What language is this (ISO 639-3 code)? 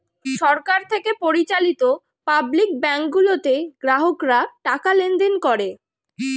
ben